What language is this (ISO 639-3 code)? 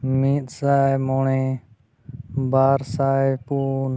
sat